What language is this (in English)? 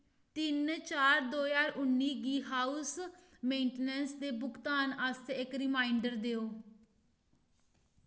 Dogri